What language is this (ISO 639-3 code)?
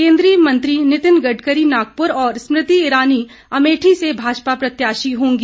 hin